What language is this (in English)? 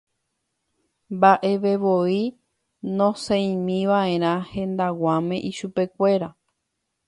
Guarani